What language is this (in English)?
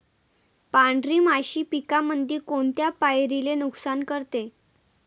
Marathi